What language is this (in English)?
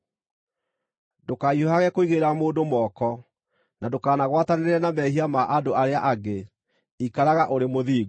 Kikuyu